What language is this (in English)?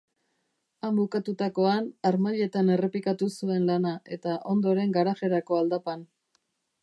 Basque